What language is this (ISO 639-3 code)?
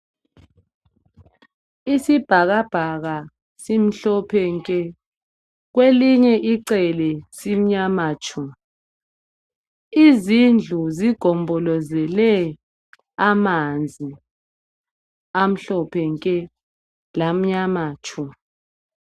nde